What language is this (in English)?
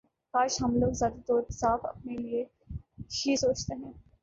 Urdu